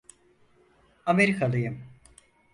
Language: Turkish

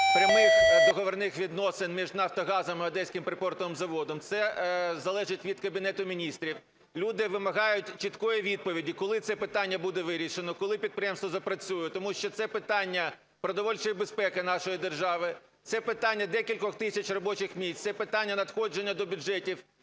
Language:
Ukrainian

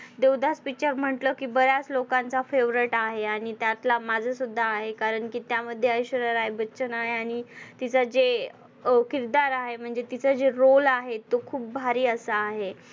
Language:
Marathi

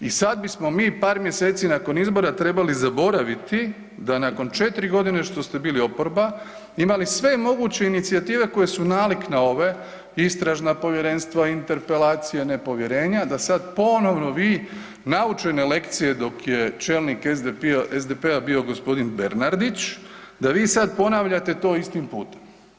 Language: Croatian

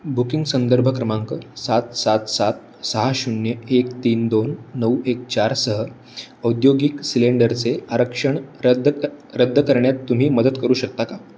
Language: Marathi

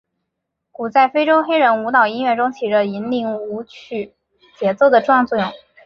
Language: Chinese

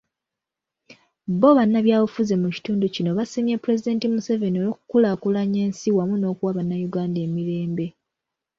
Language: Ganda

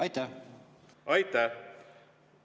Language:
Estonian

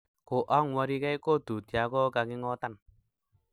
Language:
Kalenjin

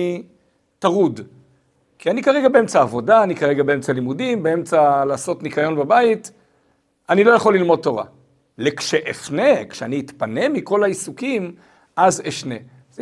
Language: Hebrew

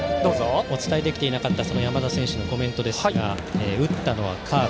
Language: Japanese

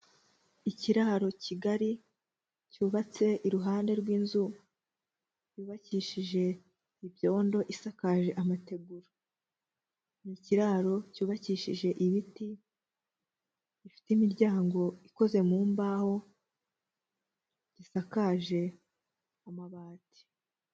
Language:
Kinyarwanda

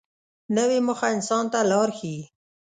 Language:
Pashto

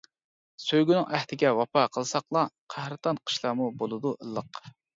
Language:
Uyghur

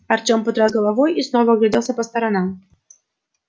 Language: Russian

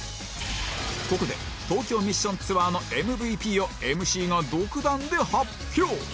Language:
Japanese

